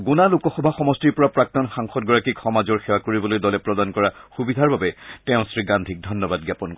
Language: Assamese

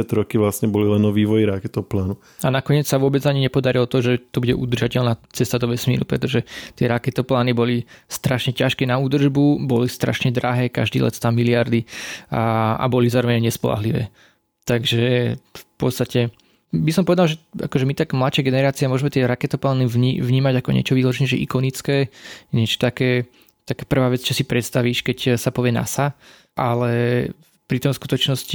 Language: Slovak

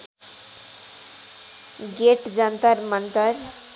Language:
Nepali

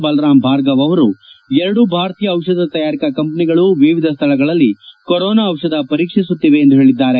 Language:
Kannada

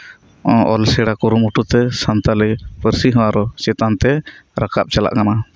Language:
Santali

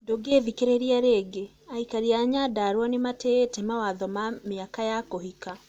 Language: Kikuyu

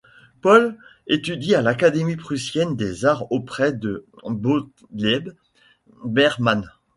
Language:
French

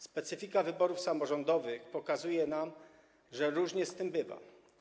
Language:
Polish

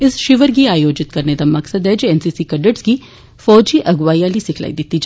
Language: Dogri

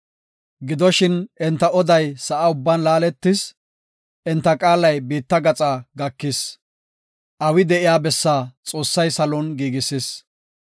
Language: Gofa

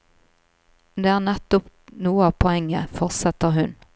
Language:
Norwegian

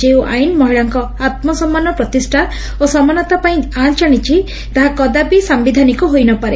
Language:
Odia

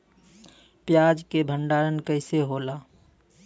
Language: Bhojpuri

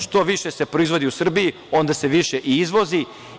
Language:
Serbian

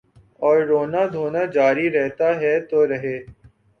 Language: Urdu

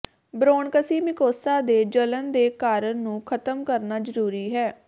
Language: Punjabi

